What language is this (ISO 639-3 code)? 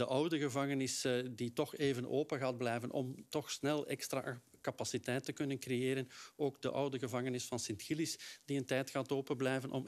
nld